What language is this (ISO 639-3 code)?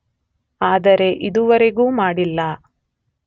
kan